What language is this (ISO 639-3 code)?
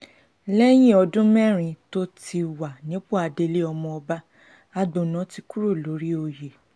yor